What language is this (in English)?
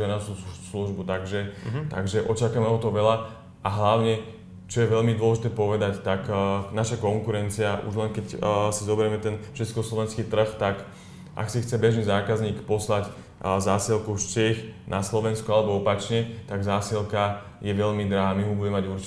Slovak